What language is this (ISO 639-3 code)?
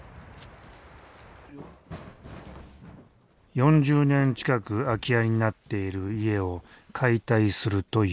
jpn